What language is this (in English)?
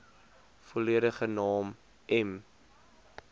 Afrikaans